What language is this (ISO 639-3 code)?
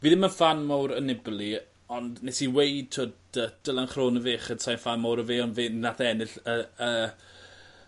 cym